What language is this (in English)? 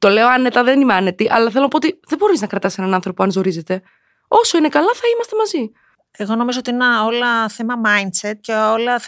Greek